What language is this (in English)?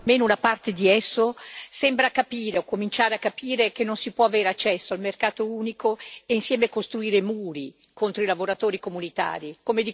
Italian